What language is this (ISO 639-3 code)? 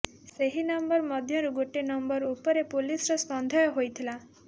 ori